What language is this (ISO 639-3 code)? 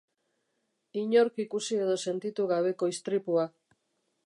eus